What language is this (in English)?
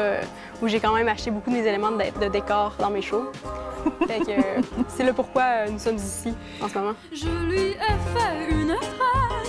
French